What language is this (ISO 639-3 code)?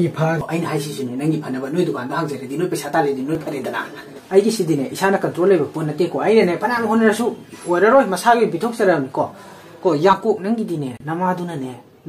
tha